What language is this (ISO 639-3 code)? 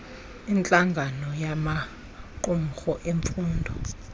xho